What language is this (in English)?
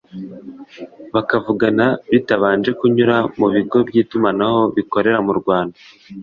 Kinyarwanda